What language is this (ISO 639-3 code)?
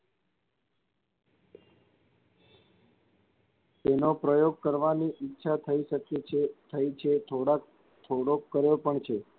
guj